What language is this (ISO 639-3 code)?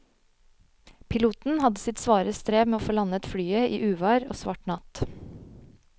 nor